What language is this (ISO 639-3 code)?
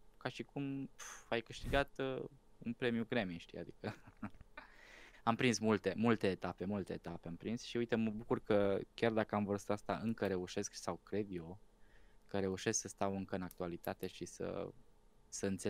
ron